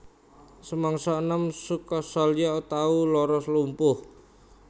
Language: Javanese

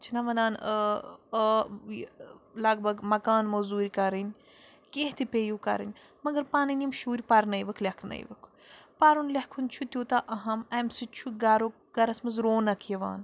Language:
Kashmiri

